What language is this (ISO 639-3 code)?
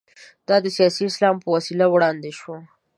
pus